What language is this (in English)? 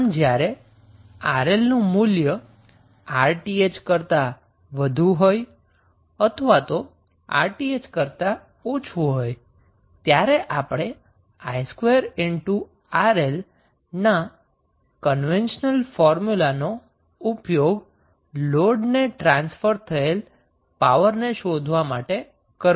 Gujarati